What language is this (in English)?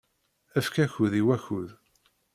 Kabyle